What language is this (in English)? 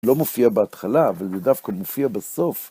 Hebrew